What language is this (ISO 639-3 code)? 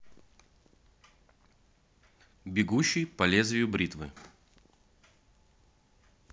rus